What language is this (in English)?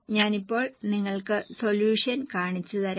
Malayalam